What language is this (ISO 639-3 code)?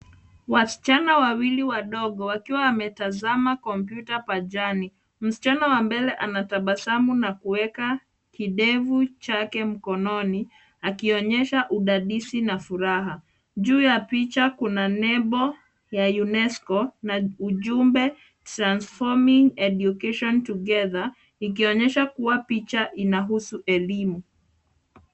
swa